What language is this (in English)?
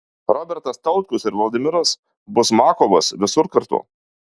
Lithuanian